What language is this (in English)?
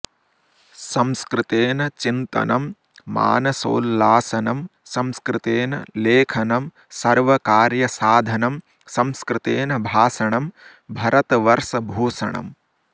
Sanskrit